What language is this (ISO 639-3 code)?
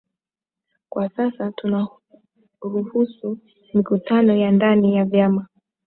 swa